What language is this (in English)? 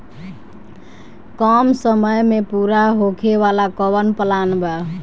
Bhojpuri